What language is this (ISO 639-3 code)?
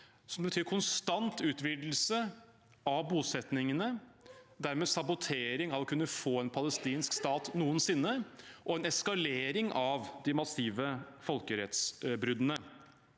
nor